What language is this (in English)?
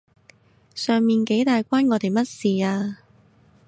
Cantonese